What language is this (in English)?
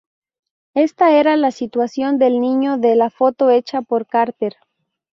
Spanish